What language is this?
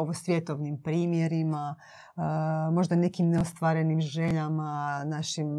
Croatian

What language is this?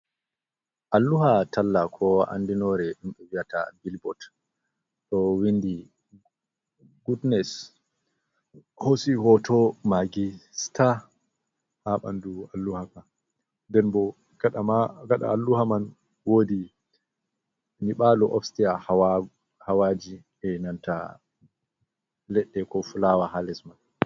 Fula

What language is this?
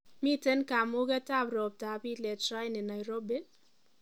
Kalenjin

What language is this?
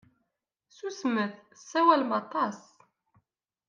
Kabyle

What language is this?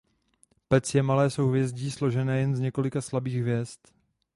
Czech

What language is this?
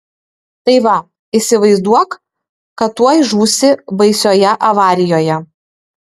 Lithuanian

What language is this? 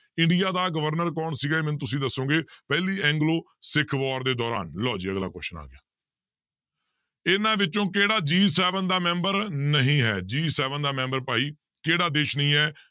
Punjabi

